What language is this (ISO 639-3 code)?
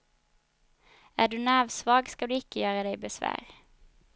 swe